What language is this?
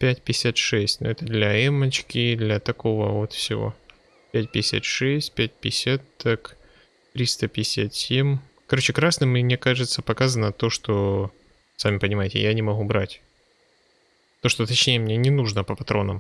Russian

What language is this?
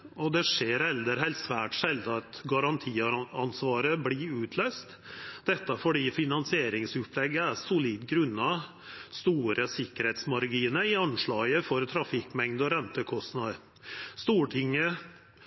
Norwegian Nynorsk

